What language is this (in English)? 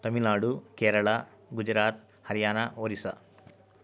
Telugu